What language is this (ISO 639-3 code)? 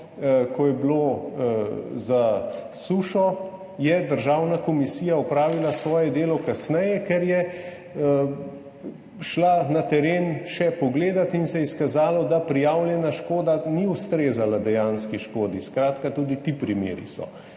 slv